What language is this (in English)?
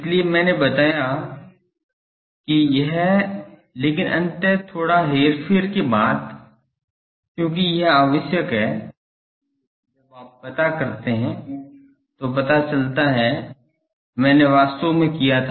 Hindi